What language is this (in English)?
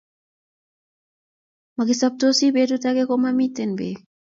Kalenjin